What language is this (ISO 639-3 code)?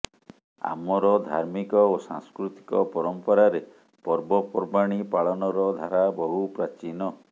ori